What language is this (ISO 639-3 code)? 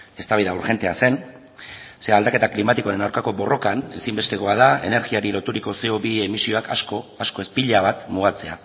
eus